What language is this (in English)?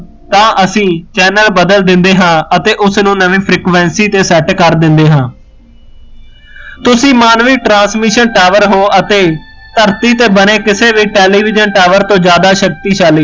Punjabi